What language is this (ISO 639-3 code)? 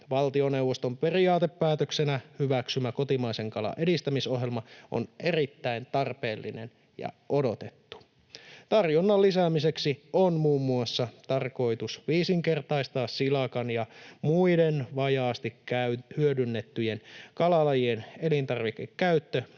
fin